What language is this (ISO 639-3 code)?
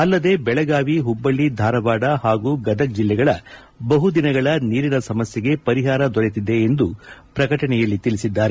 kan